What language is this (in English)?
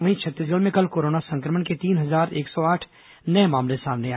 Hindi